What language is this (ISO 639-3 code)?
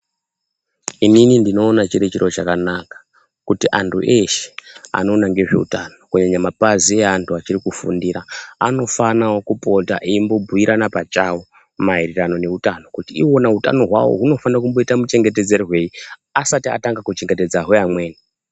ndc